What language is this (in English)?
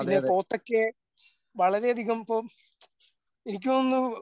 Malayalam